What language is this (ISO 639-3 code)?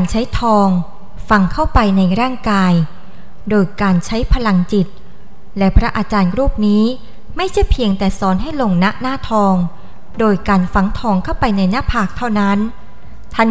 tha